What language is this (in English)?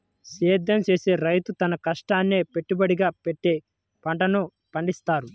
Telugu